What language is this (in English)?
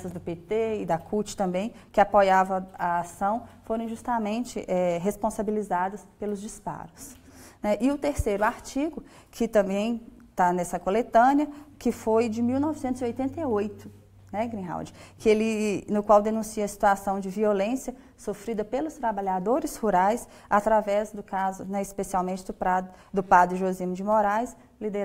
Portuguese